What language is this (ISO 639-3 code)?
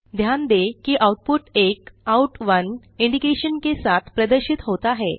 hin